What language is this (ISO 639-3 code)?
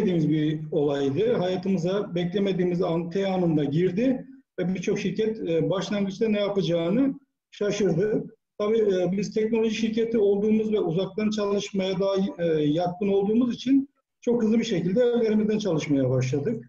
tur